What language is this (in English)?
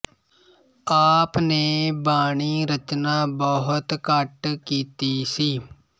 Punjabi